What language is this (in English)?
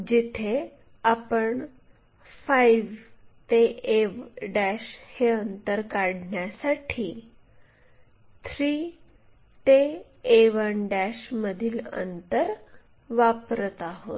Marathi